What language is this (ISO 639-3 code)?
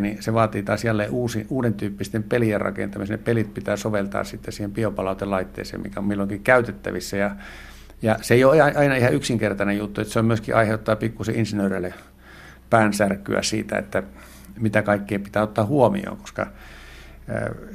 fin